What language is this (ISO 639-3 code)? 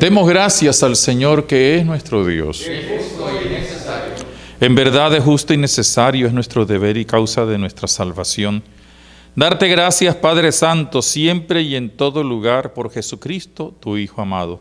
spa